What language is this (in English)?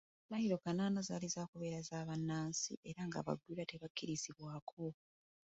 Ganda